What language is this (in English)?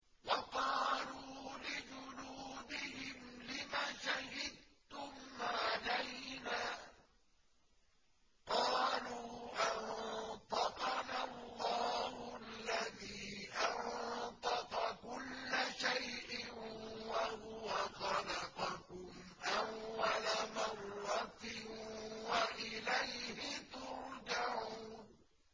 Arabic